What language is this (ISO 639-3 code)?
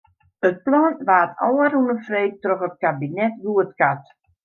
fry